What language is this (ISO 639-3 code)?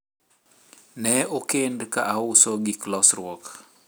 luo